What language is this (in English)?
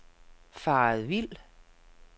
Danish